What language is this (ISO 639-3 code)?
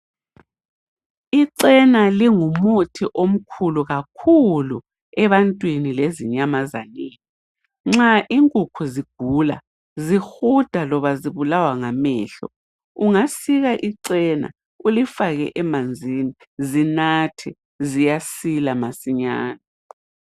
nde